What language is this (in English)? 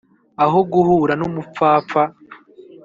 Kinyarwanda